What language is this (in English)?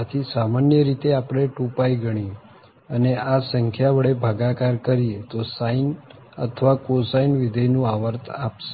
Gujarati